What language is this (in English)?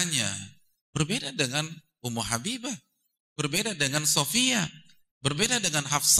Indonesian